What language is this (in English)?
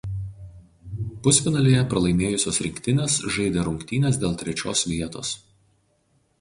Lithuanian